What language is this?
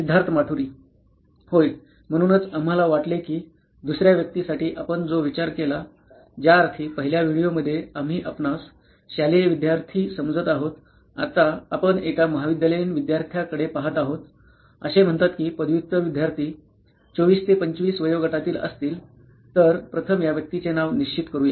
Marathi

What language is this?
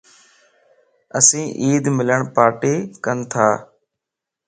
Lasi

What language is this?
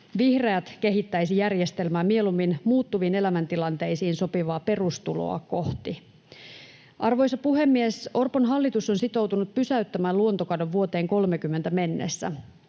Finnish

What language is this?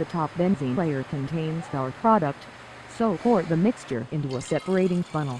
English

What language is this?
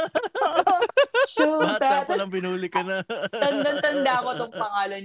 Filipino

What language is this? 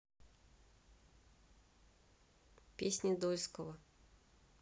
Russian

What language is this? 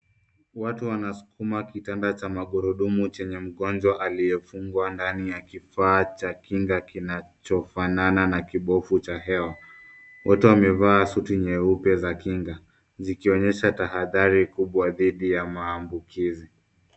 Swahili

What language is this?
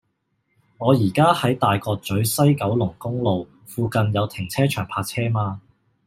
Cantonese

